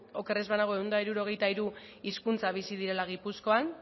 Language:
Basque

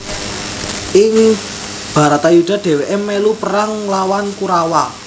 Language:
Javanese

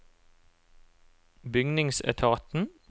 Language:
Norwegian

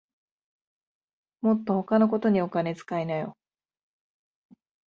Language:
Japanese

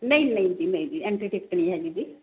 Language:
Punjabi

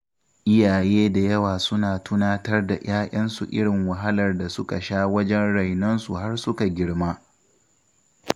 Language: Hausa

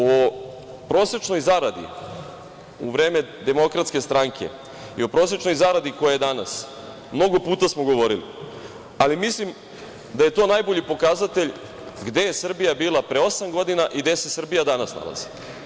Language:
Serbian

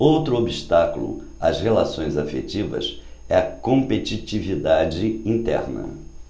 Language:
Portuguese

